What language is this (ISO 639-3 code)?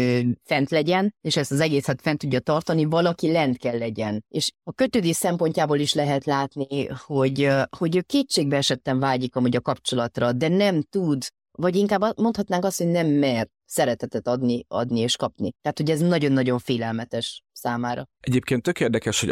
hun